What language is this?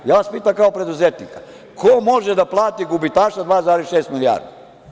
Serbian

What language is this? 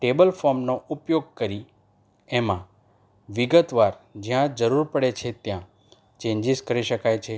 Gujarati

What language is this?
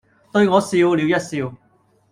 Cantonese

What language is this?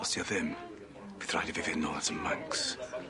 Welsh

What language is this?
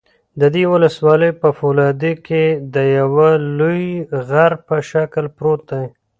Pashto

